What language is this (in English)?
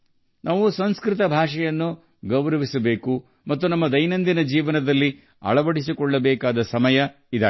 Kannada